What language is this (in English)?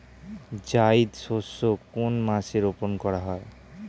Bangla